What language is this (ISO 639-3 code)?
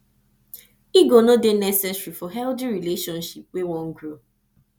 pcm